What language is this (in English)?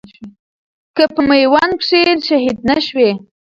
Pashto